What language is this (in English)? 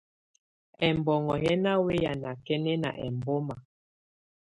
Tunen